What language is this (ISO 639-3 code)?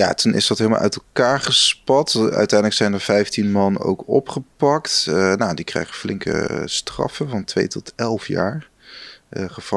nld